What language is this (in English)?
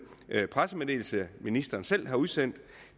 Danish